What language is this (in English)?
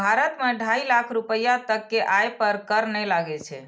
Maithili